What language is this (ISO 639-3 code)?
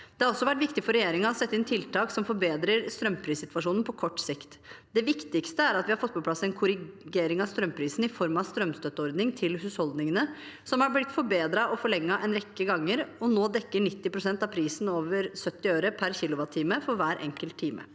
nor